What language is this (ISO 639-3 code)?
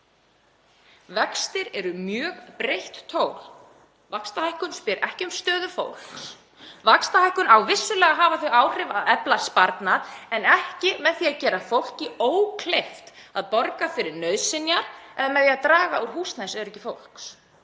isl